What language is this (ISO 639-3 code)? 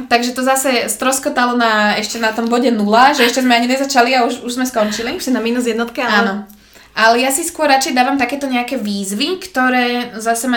slk